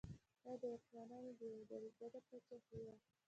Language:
Pashto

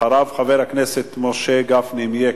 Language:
Hebrew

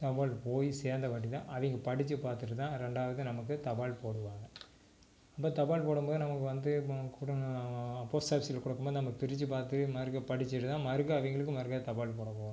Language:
Tamil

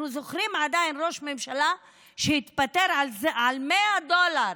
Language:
Hebrew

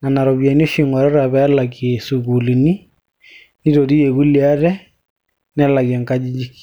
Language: Masai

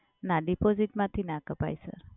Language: Gujarati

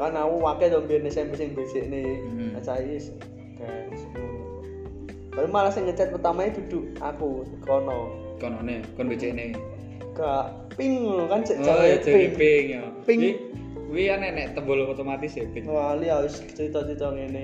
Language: Indonesian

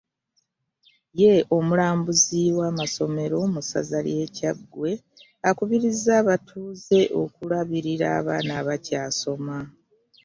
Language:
Ganda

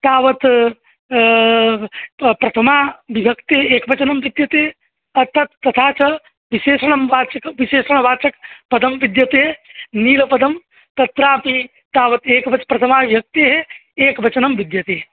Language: Sanskrit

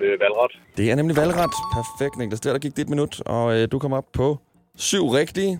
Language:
Danish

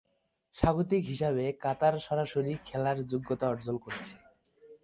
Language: Bangla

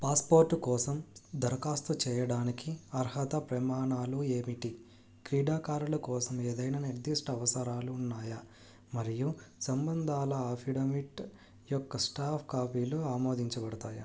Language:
Telugu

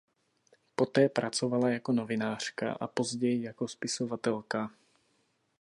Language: Czech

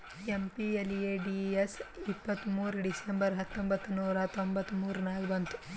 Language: Kannada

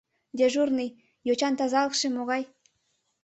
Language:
Mari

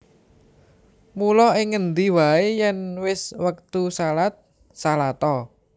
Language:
Javanese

